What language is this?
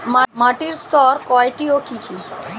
Bangla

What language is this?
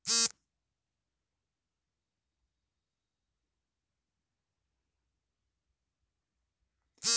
Kannada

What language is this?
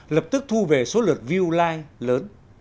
Vietnamese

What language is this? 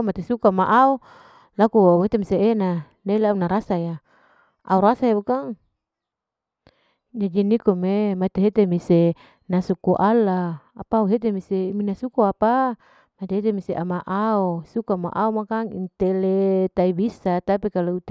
Larike-Wakasihu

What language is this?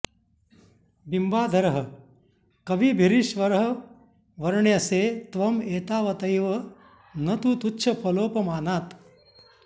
Sanskrit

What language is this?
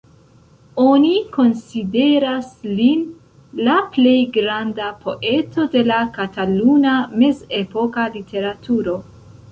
Esperanto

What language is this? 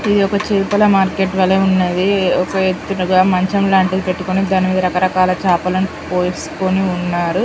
Telugu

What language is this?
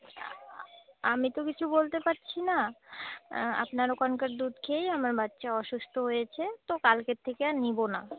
Bangla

